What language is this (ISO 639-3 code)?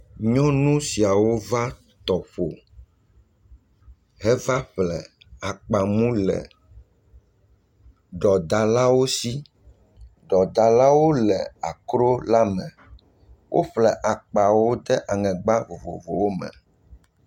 ewe